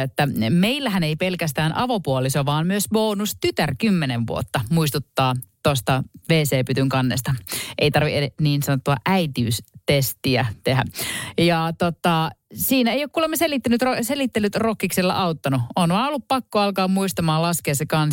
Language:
Finnish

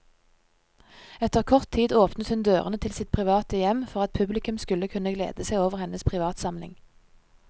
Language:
Norwegian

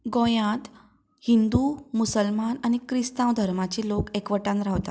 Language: Konkani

